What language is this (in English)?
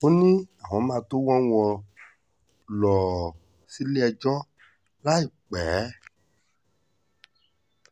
Yoruba